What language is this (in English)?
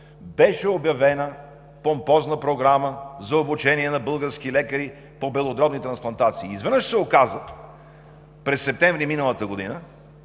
Bulgarian